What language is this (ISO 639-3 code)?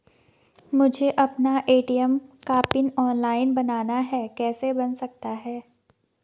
hin